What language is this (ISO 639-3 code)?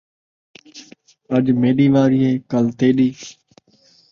skr